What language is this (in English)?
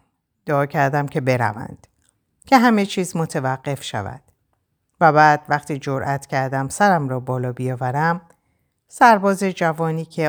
Persian